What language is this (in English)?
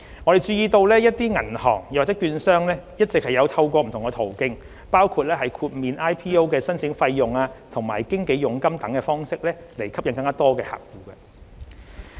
Cantonese